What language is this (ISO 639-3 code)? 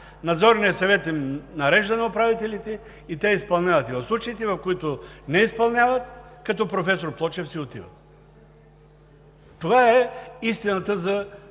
bul